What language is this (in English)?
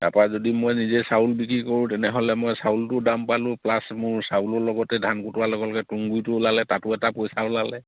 Assamese